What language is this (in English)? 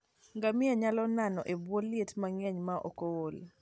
Luo (Kenya and Tanzania)